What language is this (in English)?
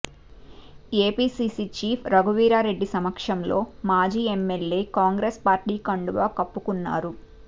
Telugu